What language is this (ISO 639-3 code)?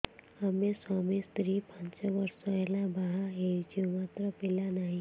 ori